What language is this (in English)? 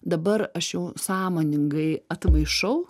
Lithuanian